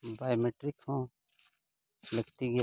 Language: Santali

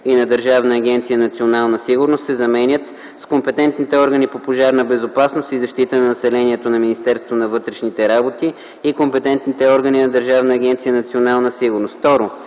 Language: Bulgarian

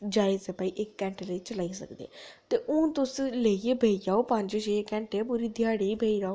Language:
Dogri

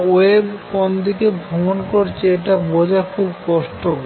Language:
Bangla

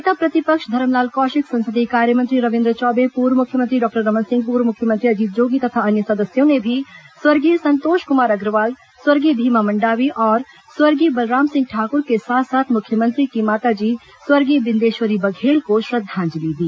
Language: Hindi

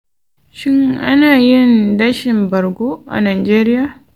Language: Hausa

